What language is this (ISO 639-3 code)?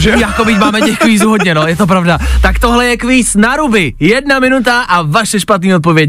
ces